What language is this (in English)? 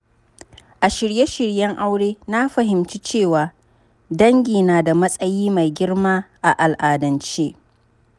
Hausa